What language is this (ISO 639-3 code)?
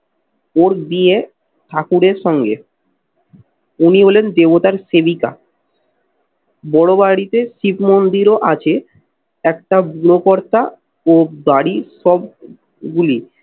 ben